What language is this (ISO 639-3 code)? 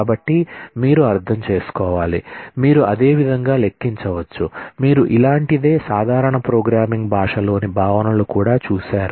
tel